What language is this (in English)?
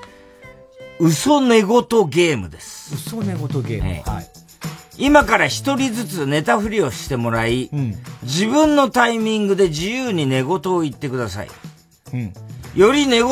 Japanese